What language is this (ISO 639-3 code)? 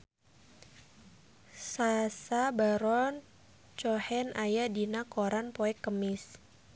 sun